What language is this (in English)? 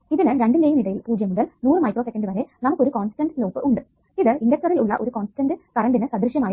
Malayalam